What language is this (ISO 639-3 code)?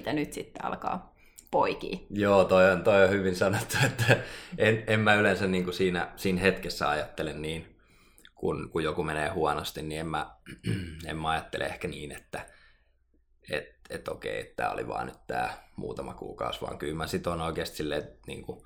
fin